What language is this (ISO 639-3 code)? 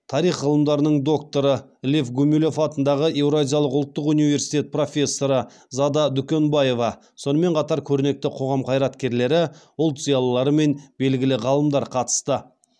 kaz